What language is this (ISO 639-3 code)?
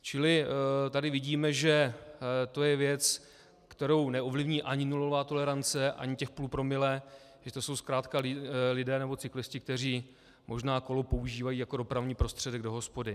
ces